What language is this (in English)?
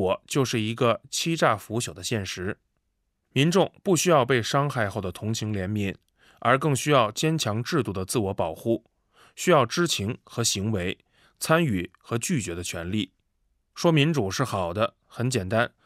Chinese